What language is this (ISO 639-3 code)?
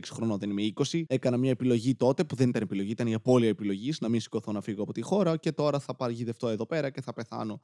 ell